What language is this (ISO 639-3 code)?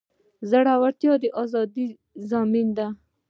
pus